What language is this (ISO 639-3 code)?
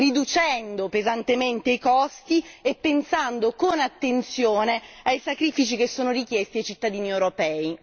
ita